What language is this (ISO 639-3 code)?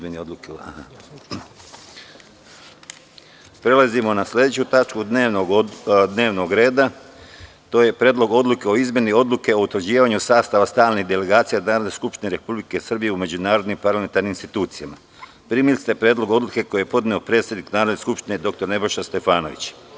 srp